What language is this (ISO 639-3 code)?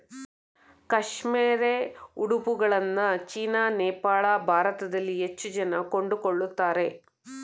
kan